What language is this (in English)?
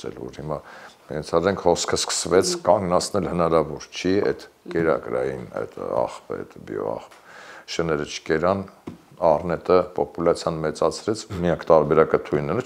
Romanian